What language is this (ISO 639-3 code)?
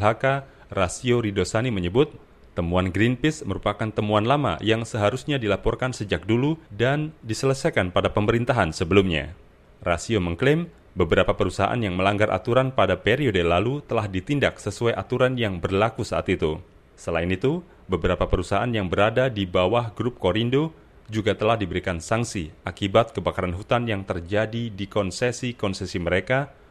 ind